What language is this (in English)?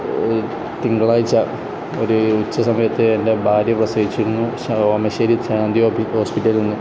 Malayalam